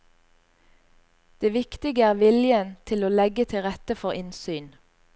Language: Norwegian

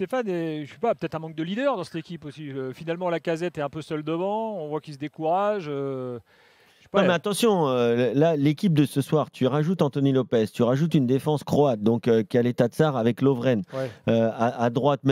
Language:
French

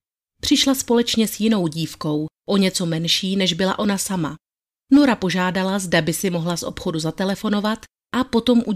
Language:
Czech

